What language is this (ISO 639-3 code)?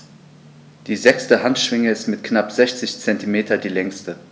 deu